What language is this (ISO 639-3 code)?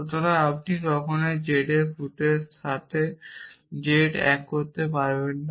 ben